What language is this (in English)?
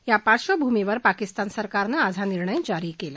Marathi